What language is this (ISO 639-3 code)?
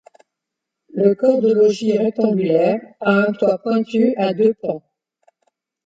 fra